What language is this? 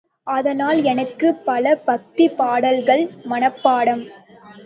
Tamil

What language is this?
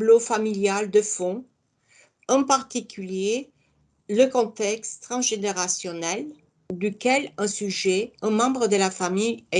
French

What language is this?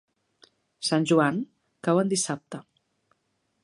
Catalan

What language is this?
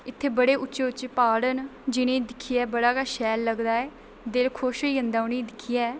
Dogri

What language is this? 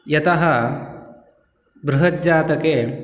Sanskrit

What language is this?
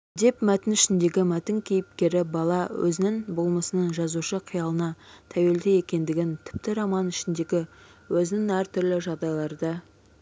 Kazakh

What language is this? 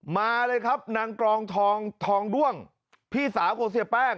Thai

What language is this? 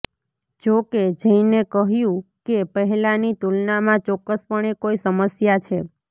Gujarati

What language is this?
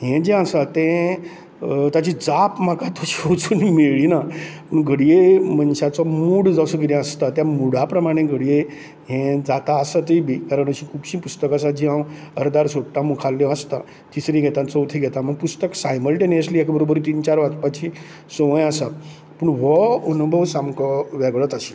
Konkani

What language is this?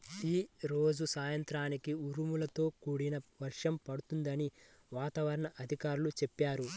Telugu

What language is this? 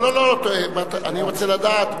Hebrew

